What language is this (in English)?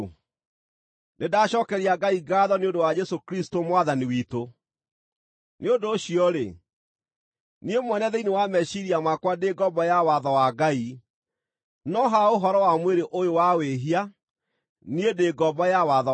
Kikuyu